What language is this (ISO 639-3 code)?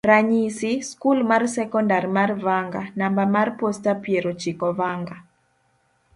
luo